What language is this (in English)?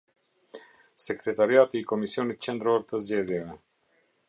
Albanian